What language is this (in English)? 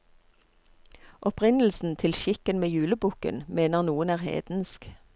Norwegian